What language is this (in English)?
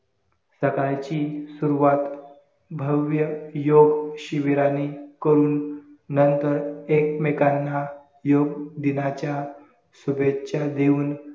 Marathi